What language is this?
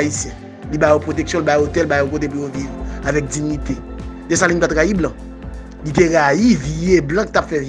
French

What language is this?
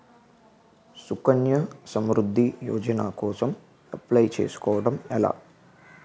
Telugu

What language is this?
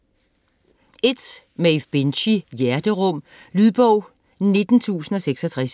Danish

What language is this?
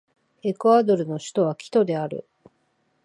Japanese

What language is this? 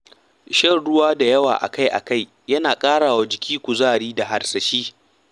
Hausa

